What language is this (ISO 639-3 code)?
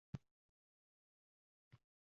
uzb